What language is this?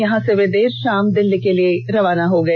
Hindi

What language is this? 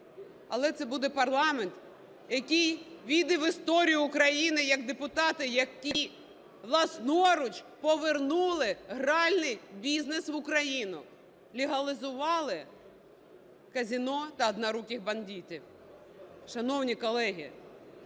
Ukrainian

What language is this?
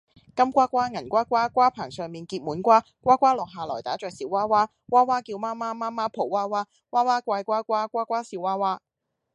Cantonese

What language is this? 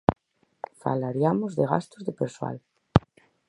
Galician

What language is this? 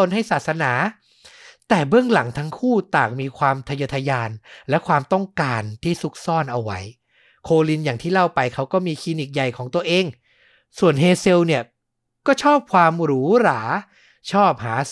Thai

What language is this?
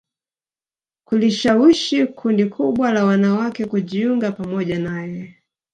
Swahili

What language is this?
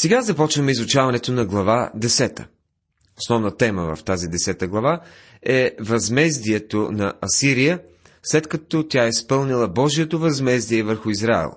Bulgarian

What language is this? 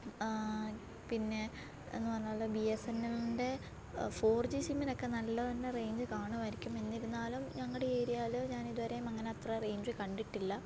Malayalam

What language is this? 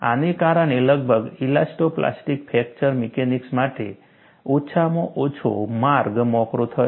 Gujarati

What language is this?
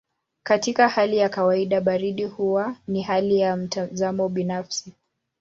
Swahili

